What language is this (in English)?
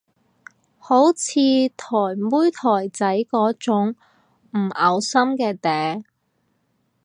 Cantonese